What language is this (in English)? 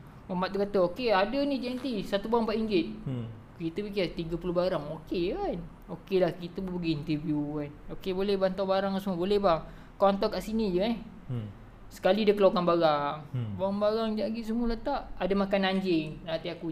Malay